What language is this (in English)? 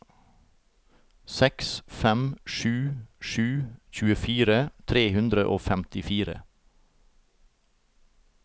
Norwegian